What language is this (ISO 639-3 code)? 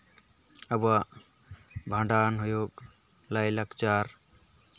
sat